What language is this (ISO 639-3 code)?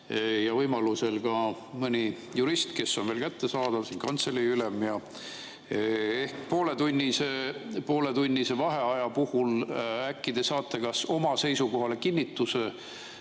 est